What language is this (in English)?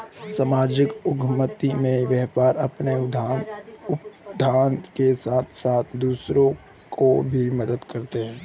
Hindi